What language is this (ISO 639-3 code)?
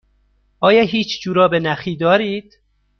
fas